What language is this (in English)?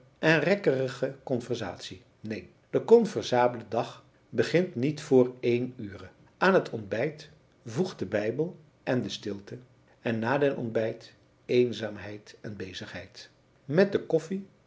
Dutch